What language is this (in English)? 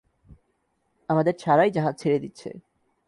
Bangla